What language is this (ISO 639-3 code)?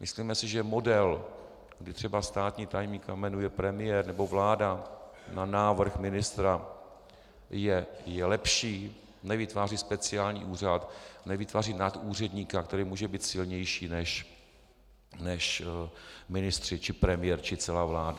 ces